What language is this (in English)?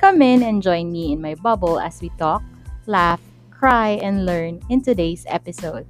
Filipino